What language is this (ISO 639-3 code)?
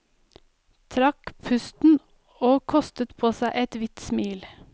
nor